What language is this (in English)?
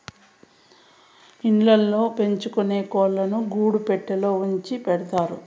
Telugu